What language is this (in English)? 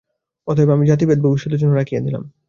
Bangla